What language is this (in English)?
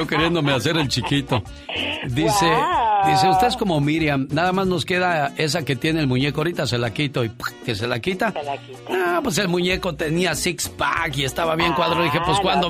Spanish